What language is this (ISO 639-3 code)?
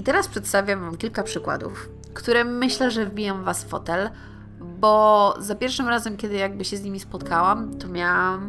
pol